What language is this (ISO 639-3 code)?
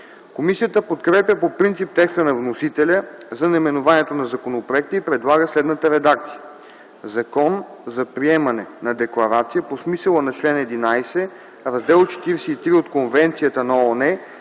bul